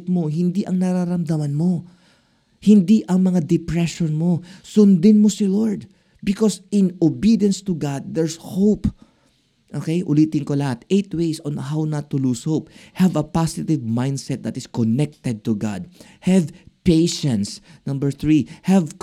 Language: Filipino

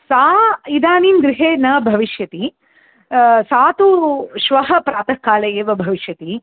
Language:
Sanskrit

